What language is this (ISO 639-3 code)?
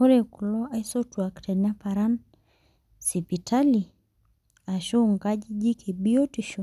mas